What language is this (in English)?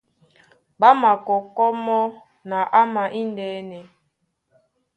Duala